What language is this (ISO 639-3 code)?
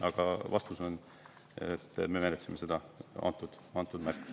est